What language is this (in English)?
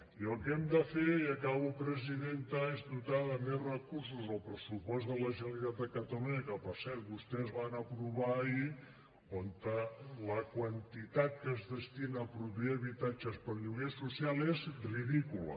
Catalan